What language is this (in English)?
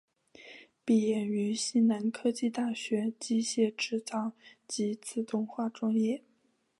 Chinese